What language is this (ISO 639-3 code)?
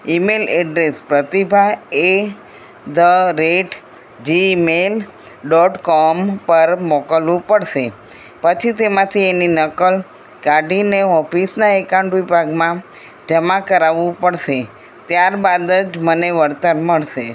guj